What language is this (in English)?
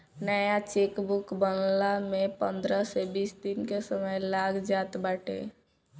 Bhojpuri